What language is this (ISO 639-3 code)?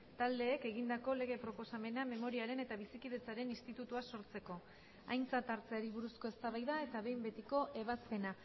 eus